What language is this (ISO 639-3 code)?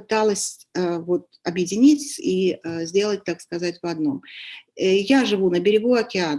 rus